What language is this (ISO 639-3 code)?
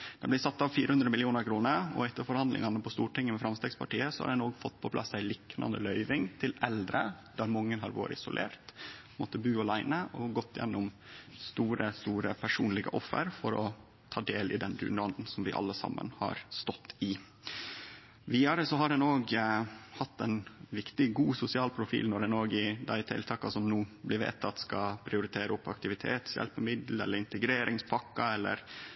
nno